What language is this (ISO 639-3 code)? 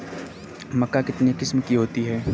hin